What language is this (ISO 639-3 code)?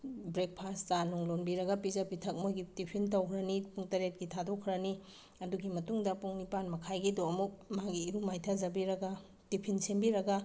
mni